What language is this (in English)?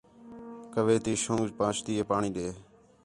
Khetrani